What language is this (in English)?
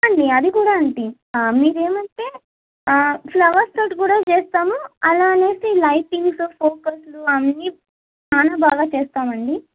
Telugu